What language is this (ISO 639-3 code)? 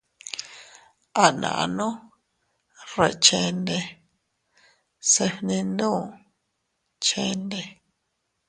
cut